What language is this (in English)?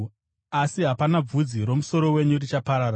Shona